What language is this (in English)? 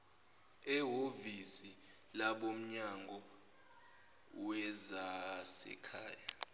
Zulu